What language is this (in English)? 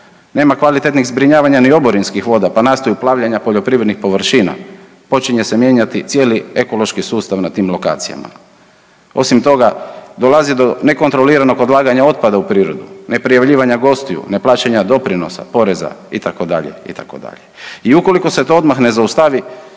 Croatian